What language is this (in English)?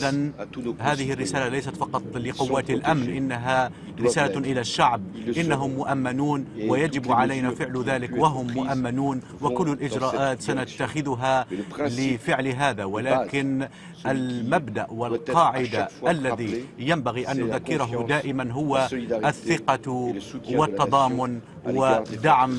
Arabic